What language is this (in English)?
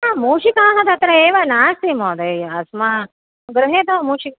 Sanskrit